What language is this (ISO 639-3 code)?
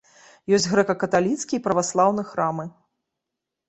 bel